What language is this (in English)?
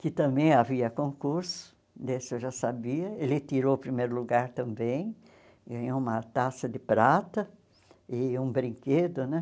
Portuguese